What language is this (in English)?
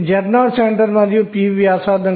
Telugu